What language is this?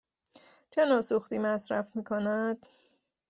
Persian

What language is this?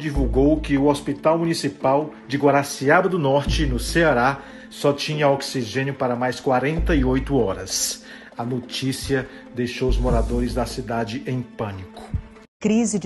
Portuguese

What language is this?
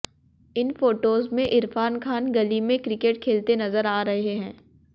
Hindi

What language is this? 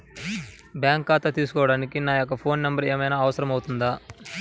Telugu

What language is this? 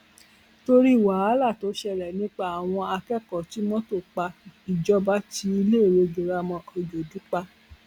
Yoruba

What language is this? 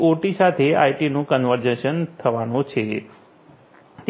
Gujarati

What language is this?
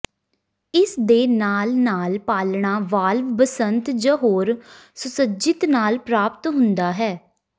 Punjabi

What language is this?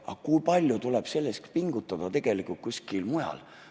Estonian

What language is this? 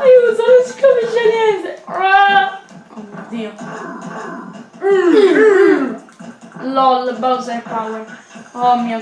Italian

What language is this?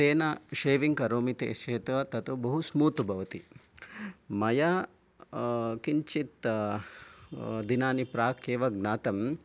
Sanskrit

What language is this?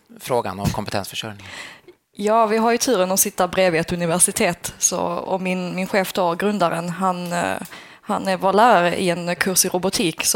Swedish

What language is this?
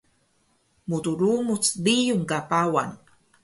Taroko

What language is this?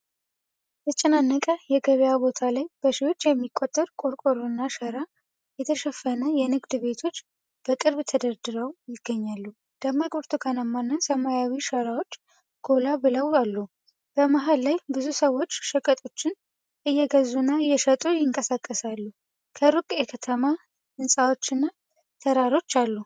Amharic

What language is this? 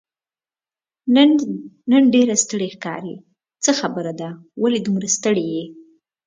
Pashto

